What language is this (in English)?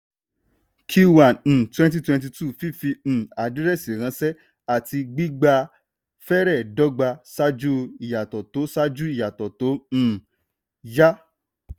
Yoruba